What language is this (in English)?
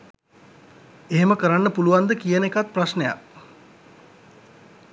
Sinhala